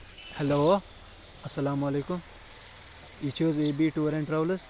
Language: Kashmiri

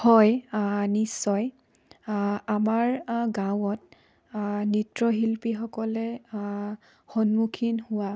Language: Assamese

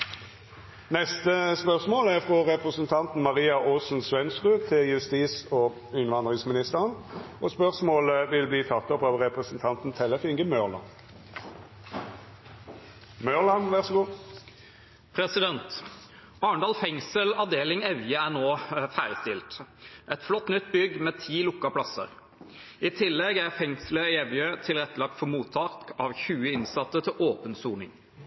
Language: Norwegian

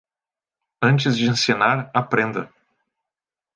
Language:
Portuguese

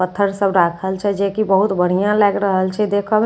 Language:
Maithili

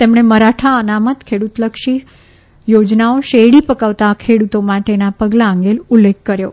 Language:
Gujarati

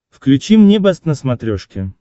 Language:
Russian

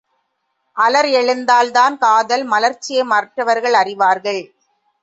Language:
Tamil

